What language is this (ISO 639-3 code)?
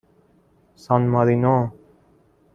fas